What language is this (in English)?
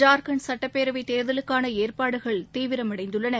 Tamil